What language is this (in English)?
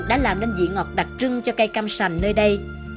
Vietnamese